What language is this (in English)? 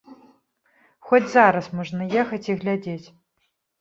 Belarusian